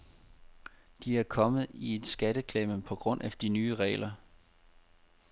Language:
Danish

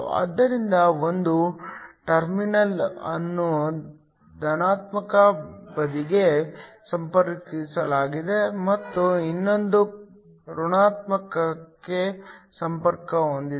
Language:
Kannada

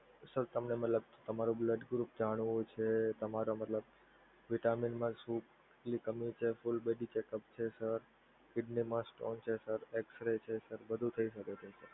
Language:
Gujarati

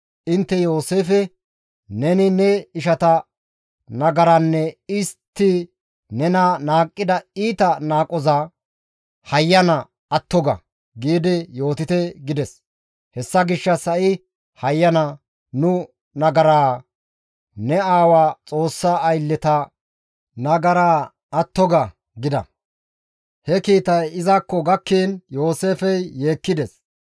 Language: Gamo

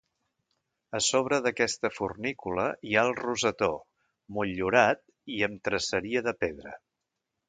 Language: Catalan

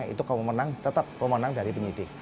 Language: Indonesian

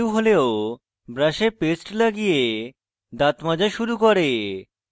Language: Bangla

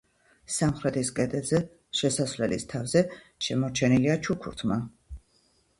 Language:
Georgian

